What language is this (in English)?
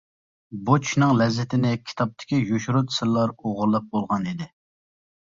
Uyghur